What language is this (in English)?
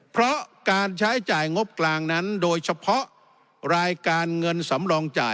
Thai